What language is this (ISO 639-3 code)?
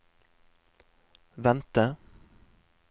nor